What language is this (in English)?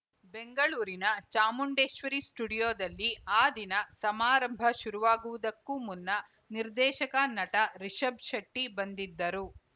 Kannada